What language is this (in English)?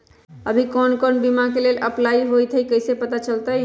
Magahi